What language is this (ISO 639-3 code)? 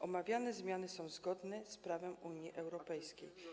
pol